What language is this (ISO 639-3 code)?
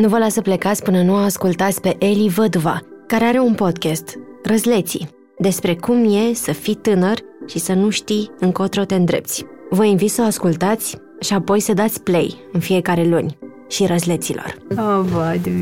ron